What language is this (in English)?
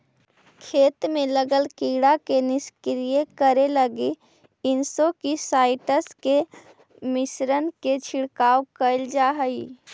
Magahi